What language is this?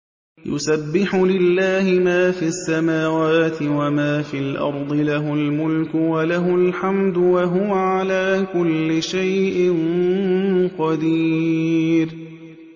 Arabic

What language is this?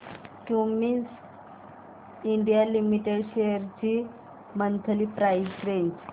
Marathi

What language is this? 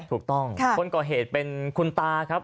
Thai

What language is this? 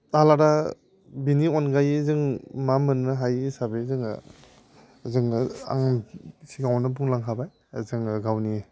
Bodo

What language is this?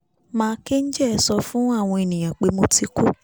Yoruba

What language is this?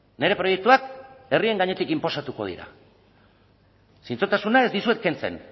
Basque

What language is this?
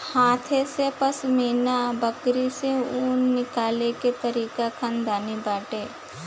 Bhojpuri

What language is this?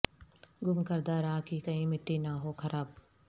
Urdu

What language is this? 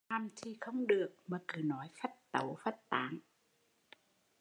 Vietnamese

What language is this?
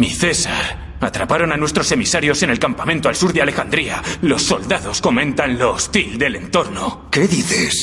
Spanish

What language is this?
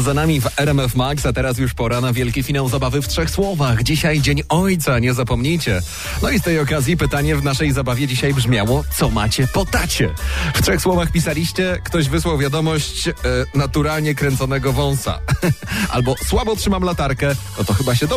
Polish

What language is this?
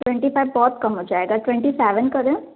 Hindi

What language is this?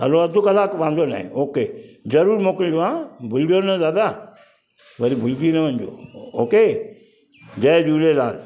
Sindhi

